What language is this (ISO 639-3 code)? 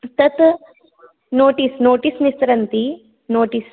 san